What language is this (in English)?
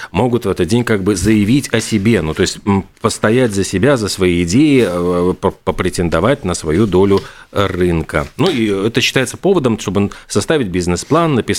Russian